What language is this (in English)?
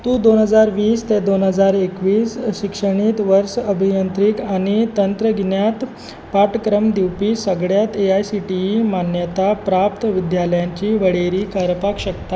Konkani